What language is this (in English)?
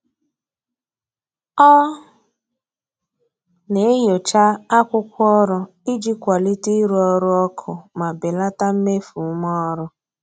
Igbo